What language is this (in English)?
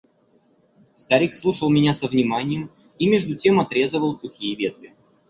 Russian